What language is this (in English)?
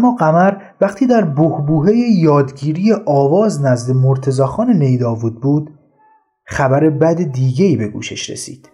Persian